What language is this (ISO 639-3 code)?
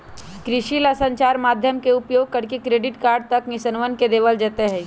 mag